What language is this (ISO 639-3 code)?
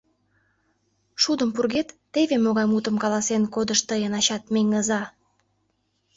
chm